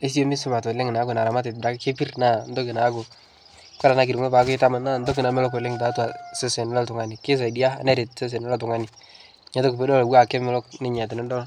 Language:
Masai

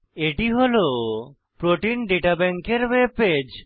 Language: Bangla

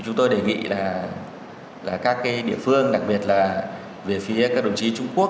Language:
Vietnamese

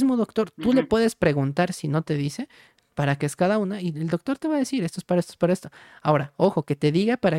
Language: Spanish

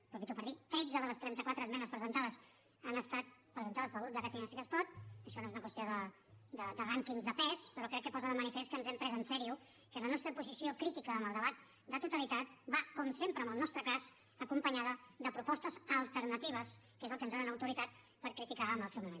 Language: Catalan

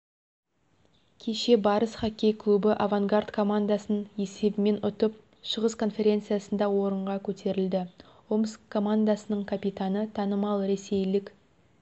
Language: Kazakh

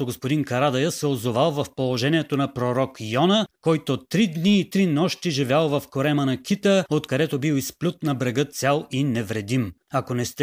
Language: Bulgarian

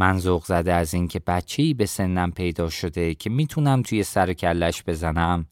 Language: Persian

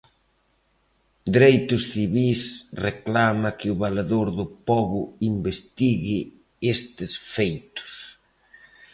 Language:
Galician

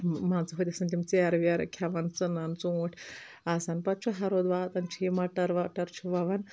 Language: Kashmiri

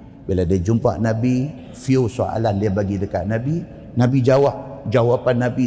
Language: Malay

